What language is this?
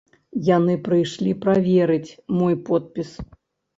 Belarusian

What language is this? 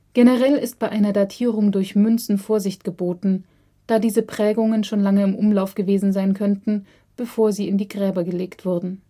German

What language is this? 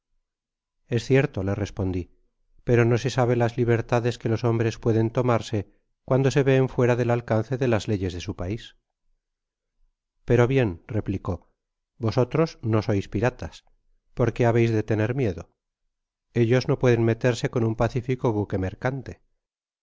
Spanish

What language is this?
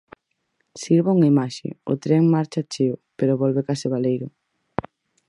Galician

